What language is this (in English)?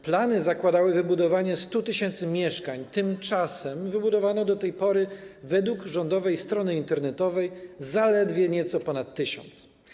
Polish